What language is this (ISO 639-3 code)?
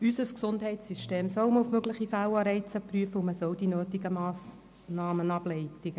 gsw